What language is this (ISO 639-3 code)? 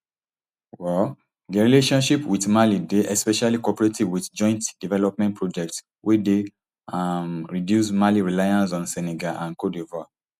pcm